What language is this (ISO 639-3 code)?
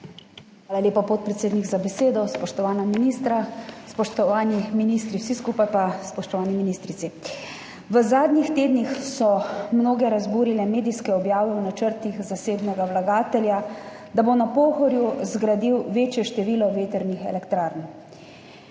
slv